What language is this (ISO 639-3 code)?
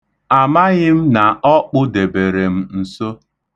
ibo